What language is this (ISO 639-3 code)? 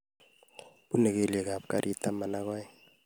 kln